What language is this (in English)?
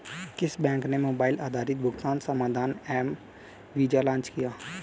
Hindi